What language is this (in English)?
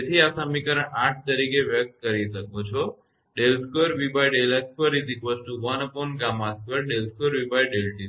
Gujarati